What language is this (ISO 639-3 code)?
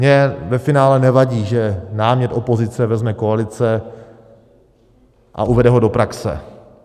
ces